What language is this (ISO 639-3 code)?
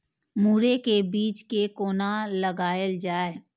mai